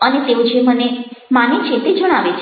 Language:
Gujarati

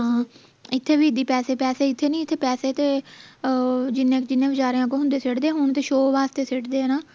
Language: Punjabi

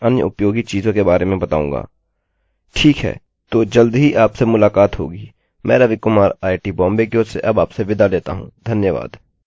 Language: Hindi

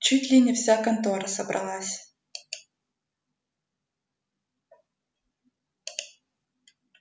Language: Russian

